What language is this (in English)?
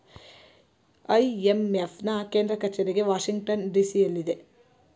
Kannada